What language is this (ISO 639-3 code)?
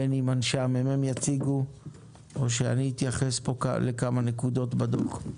heb